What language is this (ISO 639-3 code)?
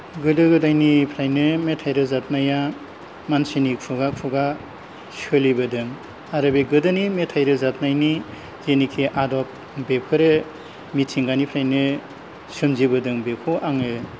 brx